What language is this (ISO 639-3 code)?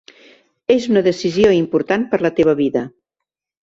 cat